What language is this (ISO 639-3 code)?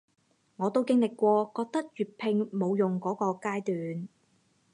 yue